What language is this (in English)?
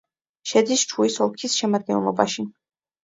Georgian